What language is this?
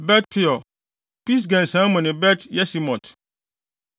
Akan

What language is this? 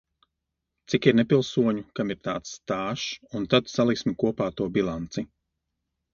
Latvian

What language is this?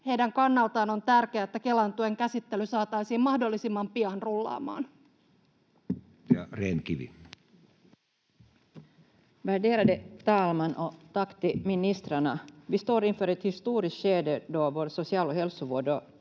Finnish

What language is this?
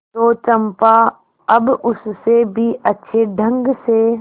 Hindi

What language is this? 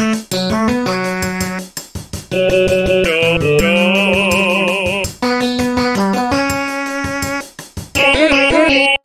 Korean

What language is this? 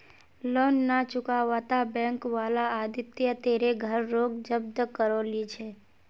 Magahi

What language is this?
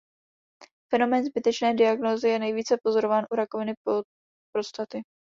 Czech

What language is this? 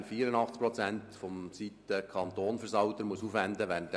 Swiss German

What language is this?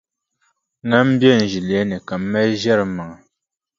Dagbani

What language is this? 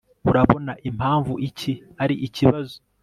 Kinyarwanda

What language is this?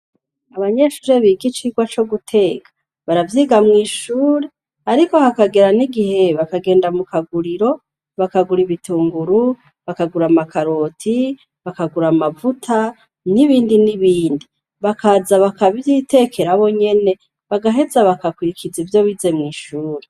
Rundi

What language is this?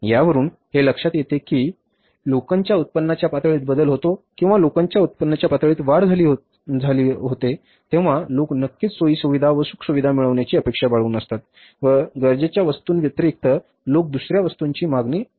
Marathi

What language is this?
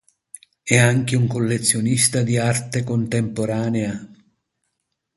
Italian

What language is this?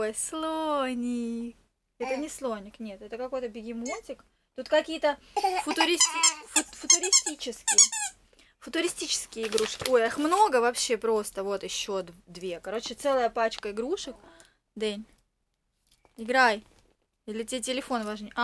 Russian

